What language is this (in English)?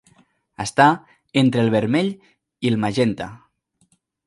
Catalan